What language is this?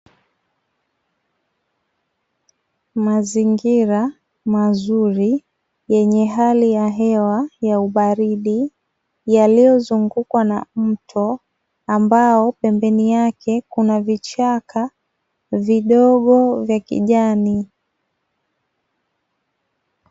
Swahili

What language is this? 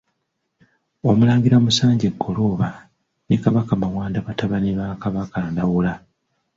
Ganda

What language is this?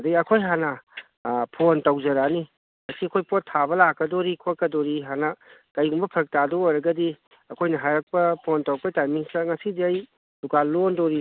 Manipuri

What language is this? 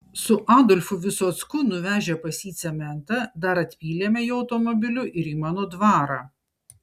Lithuanian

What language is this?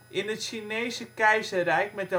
Dutch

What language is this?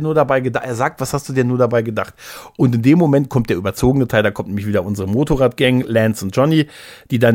German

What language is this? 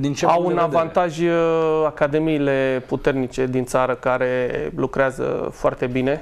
Romanian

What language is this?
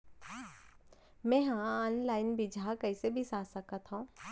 Chhattisgarhi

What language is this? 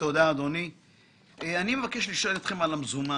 Hebrew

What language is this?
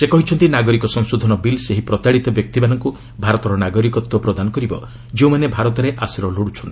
Odia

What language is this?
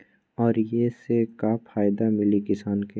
Magahi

